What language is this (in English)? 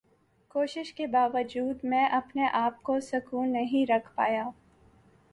Urdu